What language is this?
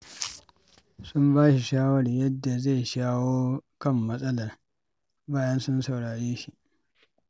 Hausa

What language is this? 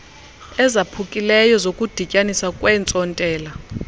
Xhosa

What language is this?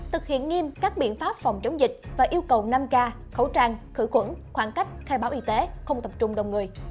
Vietnamese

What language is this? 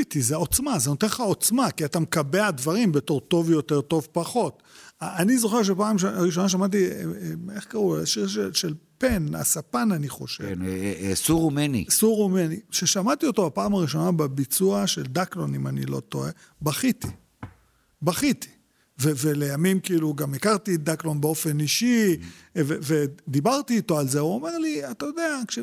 Hebrew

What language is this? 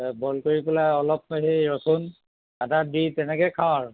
Assamese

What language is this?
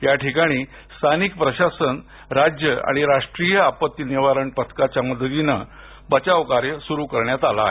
Marathi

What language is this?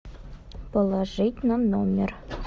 Russian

